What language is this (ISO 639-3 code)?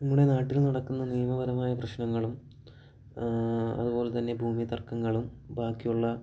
mal